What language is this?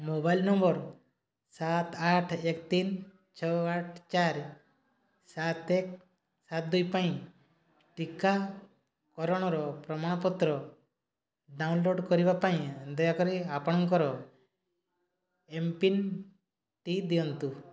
Odia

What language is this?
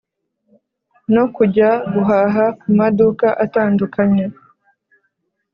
Kinyarwanda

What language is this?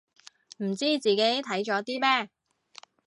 Cantonese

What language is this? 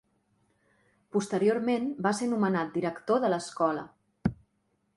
Catalan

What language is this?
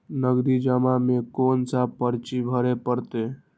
Maithili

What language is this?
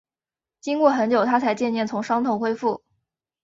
Chinese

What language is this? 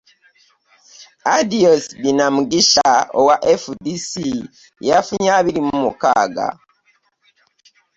Ganda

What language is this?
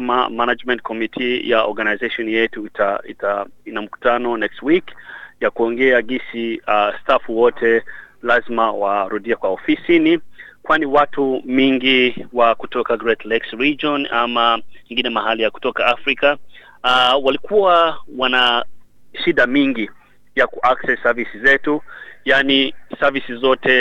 Swahili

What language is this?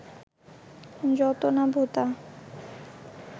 Bangla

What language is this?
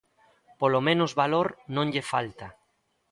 Galician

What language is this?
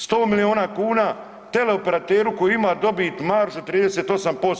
Croatian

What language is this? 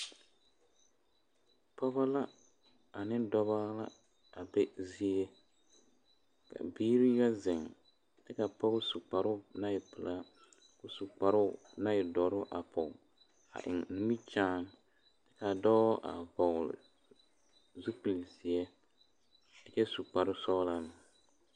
Southern Dagaare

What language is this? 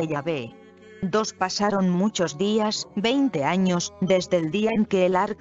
Spanish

